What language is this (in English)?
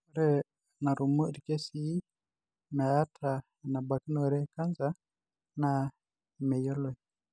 Masai